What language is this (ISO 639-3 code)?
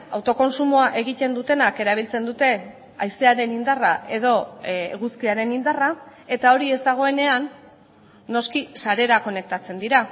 eus